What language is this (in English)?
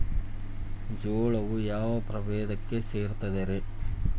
Kannada